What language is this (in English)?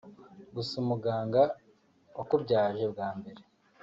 Kinyarwanda